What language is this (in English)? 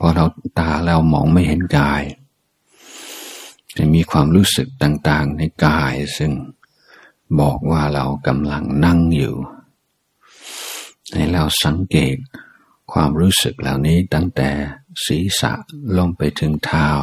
Thai